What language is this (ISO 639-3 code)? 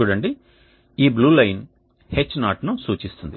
tel